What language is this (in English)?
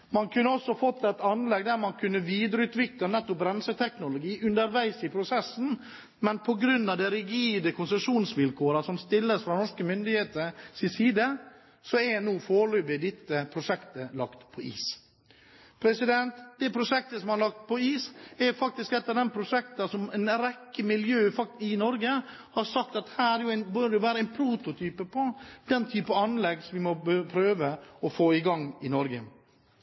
Norwegian Bokmål